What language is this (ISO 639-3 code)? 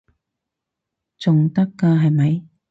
yue